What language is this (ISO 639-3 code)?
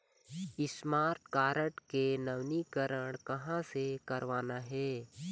hne